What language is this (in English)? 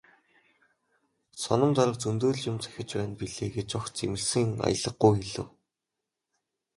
Mongolian